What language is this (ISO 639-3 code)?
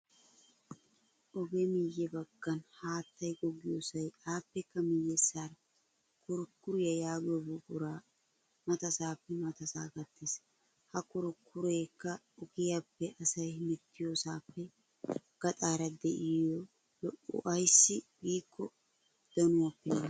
wal